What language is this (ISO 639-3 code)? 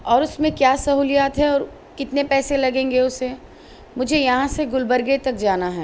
urd